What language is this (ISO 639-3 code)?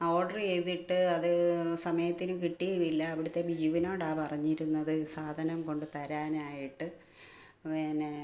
mal